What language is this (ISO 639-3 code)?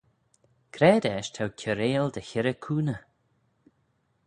glv